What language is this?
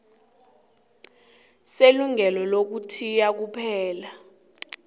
South Ndebele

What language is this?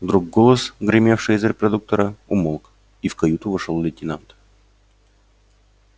Russian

